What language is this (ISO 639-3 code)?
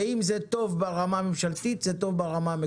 heb